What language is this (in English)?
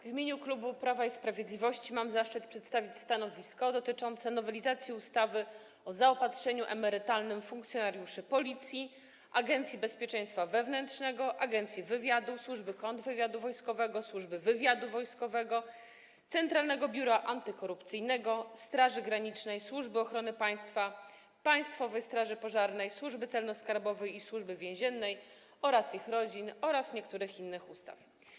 Polish